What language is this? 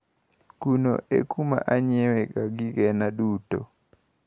Luo (Kenya and Tanzania)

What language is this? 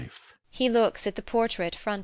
English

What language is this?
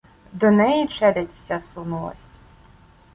Ukrainian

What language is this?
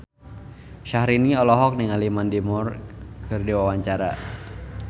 Sundanese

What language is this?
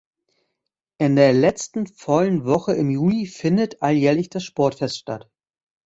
German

